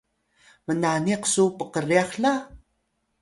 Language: Atayal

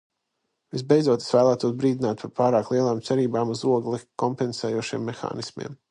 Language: Latvian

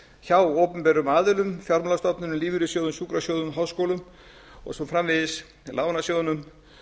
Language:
Icelandic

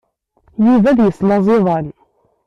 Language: Kabyle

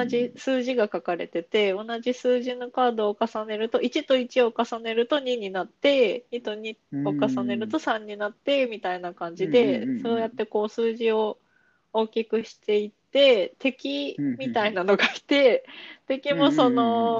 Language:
Japanese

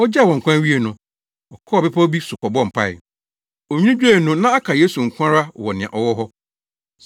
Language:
Akan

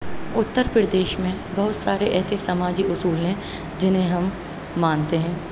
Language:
Urdu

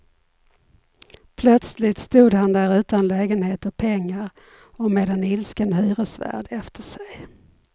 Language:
Swedish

